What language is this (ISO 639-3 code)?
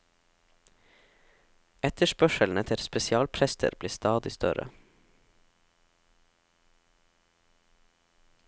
nor